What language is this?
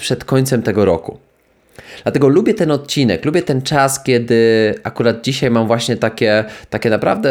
Polish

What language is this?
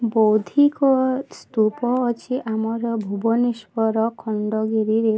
Odia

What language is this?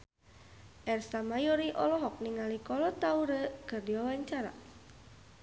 Sundanese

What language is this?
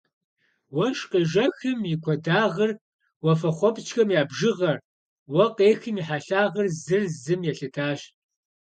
Kabardian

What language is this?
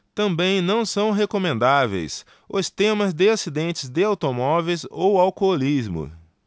Portuguese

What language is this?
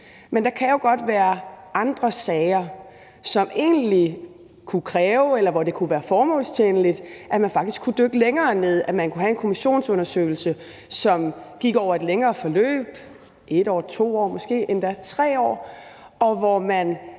Danish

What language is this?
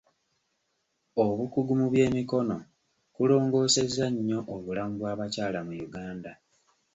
Ganda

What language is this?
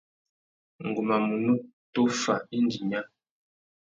Tuki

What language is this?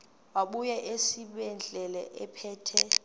Xhosa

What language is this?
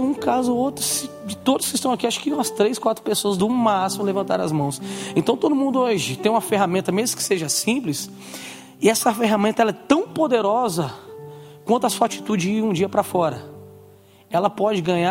Portuguese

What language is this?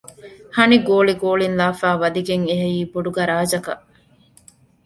Divehi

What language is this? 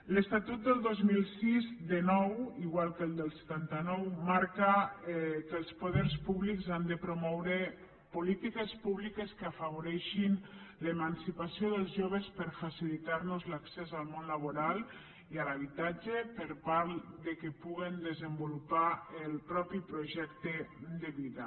Catalan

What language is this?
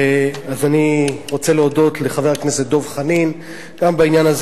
Hebrew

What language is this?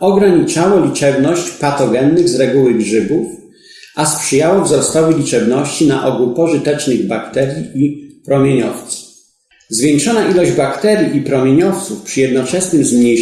Polish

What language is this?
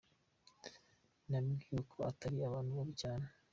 Kinyarwanda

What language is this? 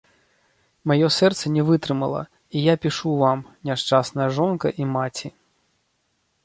Belarusian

